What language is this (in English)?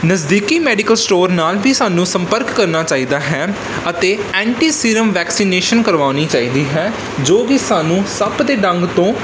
Punjabi